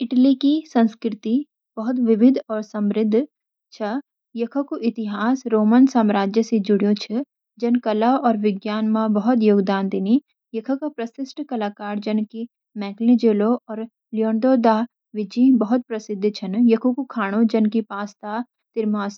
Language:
Garhwali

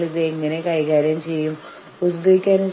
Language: Malayalam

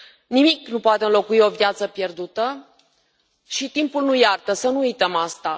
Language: Romanian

